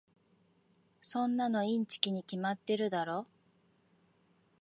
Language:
Japanese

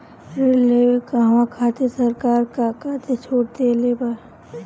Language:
Bhojpuri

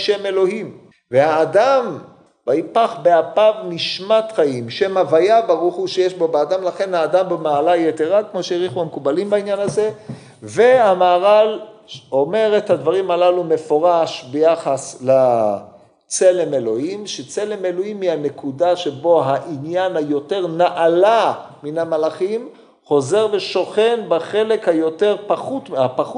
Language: Hebrew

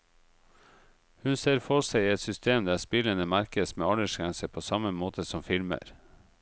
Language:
Norwegian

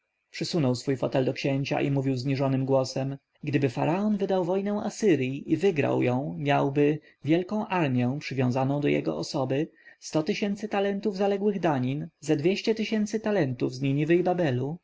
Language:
Polish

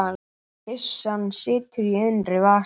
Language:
Icelandic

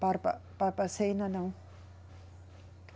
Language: Portuguese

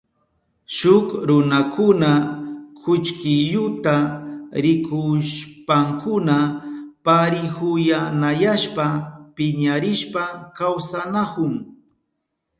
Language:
Southern Pastaza Quechua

